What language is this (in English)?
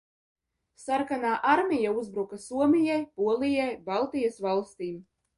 Latvian